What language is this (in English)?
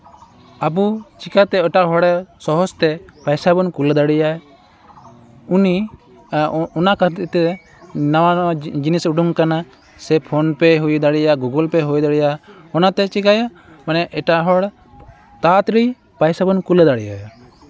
Santali